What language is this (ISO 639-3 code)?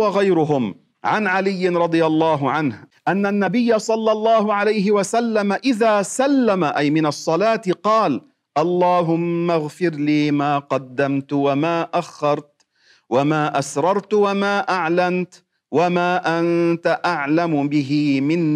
ara